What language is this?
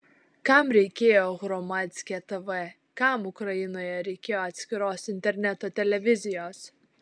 Lithuanian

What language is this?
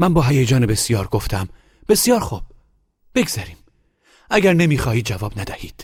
Persian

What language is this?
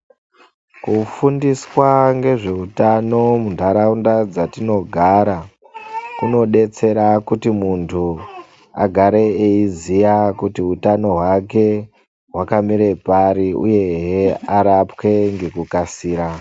Ndau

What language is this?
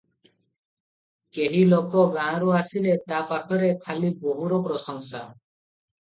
Odia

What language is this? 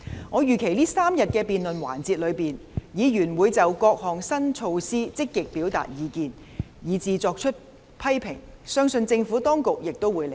Cantonese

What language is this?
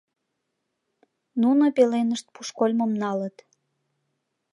Mari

